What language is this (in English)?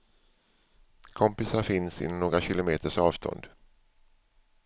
Swedish